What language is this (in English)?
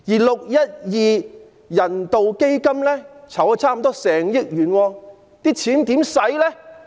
Cantonese